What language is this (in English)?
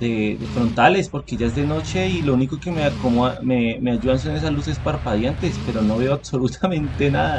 Spanish